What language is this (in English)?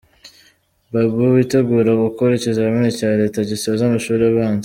Kinyarwanda